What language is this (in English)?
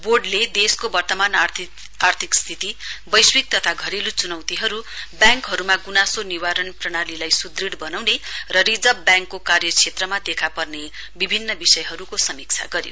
Nepali